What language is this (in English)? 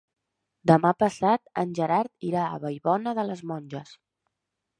Catalan